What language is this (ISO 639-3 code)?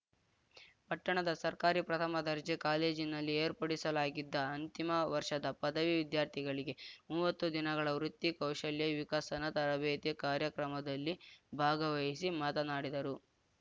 kan